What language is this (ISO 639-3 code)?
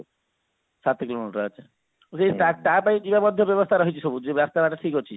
ori